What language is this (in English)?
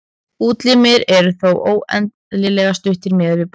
Icelandic